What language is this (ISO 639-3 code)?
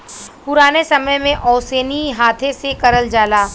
bho